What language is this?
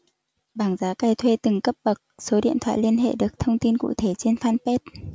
Vietnamese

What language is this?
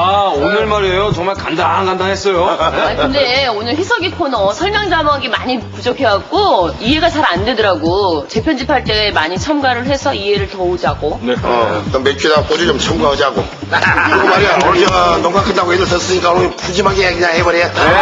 Korean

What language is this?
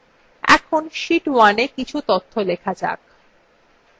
Bangla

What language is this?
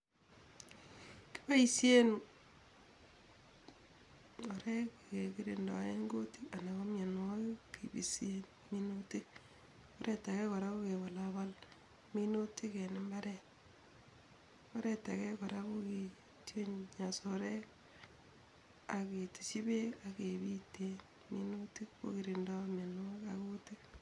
Kalenjin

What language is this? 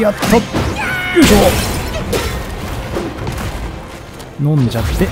Japanese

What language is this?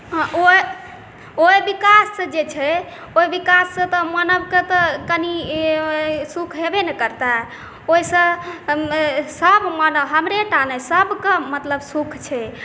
Maithili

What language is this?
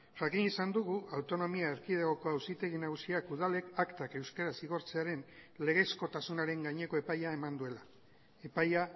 Basque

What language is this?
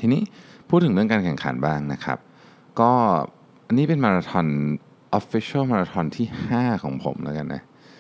Thai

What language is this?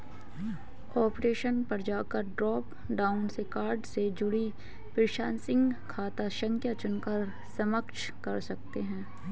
Hindi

